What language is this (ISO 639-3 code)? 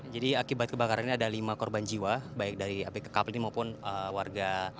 ind